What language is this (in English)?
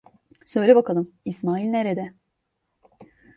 Turkish